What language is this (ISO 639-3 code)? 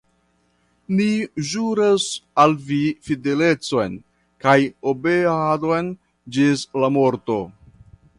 epo